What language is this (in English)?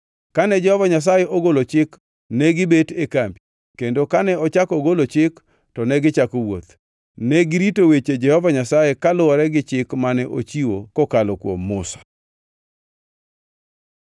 Luo (Kenya and Tanzania)